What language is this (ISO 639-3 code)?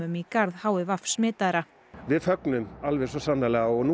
isl